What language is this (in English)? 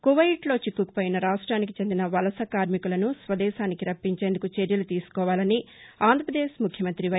Telugu